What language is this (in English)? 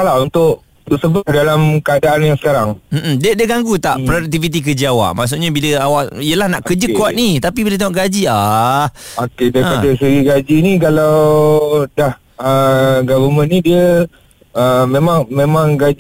Malay